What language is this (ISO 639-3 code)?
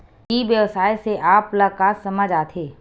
hne